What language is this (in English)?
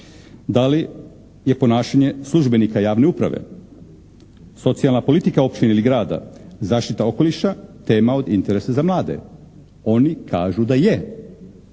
Croatian